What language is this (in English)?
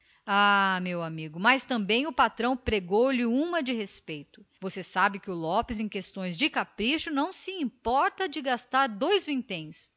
Portuguese